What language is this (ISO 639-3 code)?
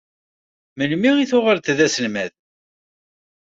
kab